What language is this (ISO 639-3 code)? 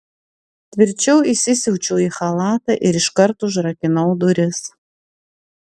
lit